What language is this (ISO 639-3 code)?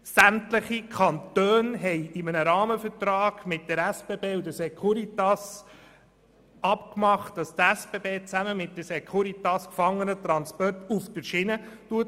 gsw